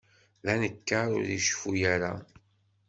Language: Kabyle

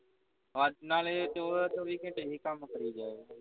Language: Punjabi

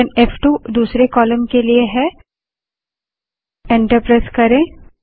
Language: Hindi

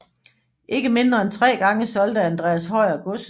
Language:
Danish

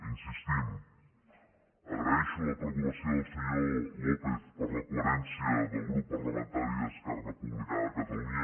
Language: Catalan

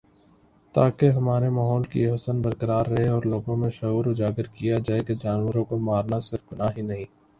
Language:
Urdu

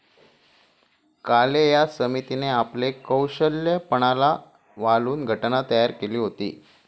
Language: Marathi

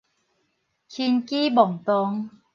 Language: Min Nan Chinese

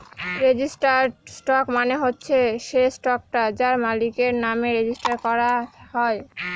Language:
Bangla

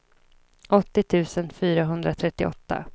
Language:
Swedish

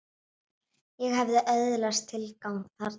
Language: Icelandic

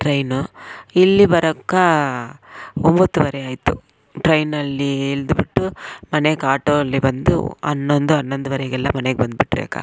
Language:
Kannada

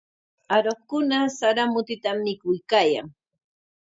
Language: Corongo Ancash Quechua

